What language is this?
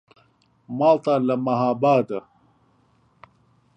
Central Kurdish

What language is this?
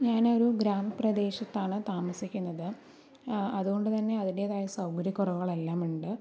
Malayalam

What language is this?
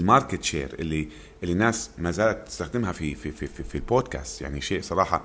Arabic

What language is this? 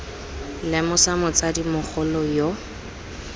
Tswana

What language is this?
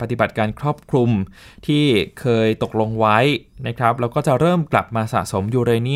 Thai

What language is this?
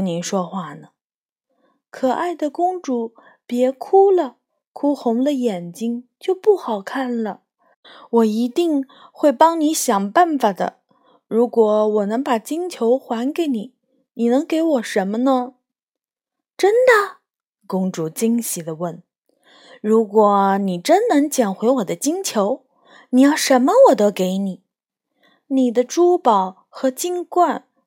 Chinese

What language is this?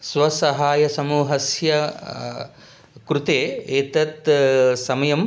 Sanskrit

